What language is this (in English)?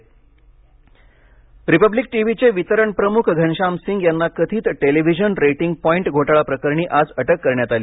Marathi